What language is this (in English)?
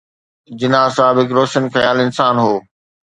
Sindhi